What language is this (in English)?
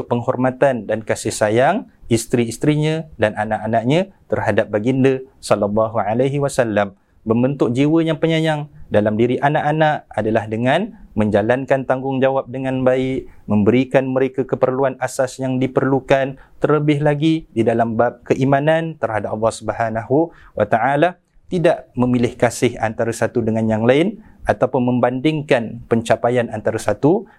Malay